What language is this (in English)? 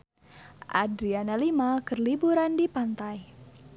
Sundanese